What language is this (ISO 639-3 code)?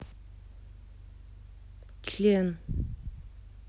rus